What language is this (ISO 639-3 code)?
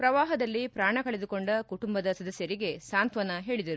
kan